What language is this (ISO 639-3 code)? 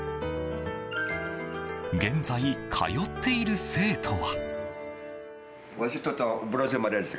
jpn